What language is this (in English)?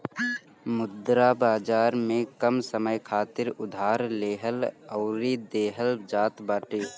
Bhojpuri